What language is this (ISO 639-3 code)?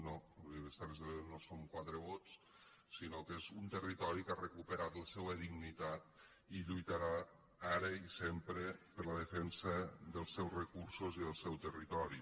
cat